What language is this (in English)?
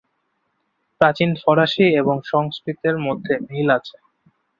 Bangla